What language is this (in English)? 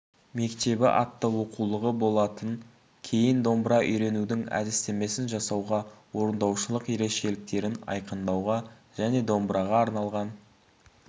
Kazakh